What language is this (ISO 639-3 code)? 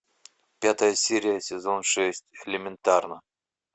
rus